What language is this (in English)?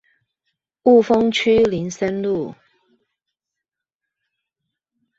Chinese